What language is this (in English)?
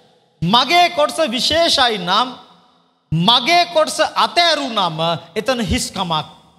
Indonesian